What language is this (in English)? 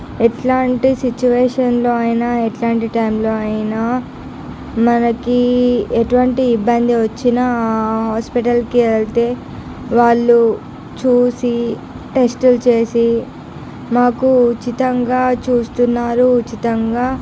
Telugu